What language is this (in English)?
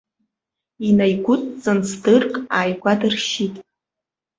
Abkhazian